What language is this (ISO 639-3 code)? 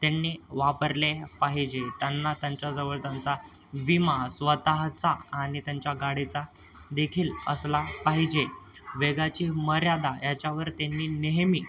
mar